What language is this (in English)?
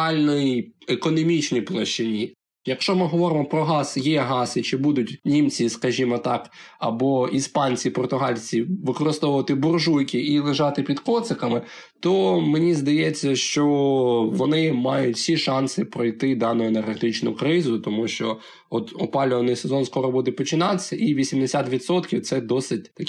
Ukrainian